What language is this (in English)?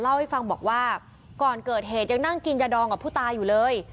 Thai